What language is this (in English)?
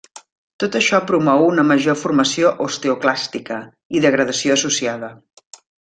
Catalan